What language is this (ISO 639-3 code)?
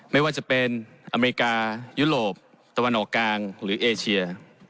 tha